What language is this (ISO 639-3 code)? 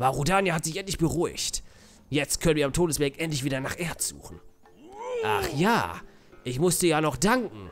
deu